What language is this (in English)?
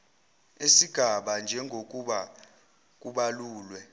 Zulu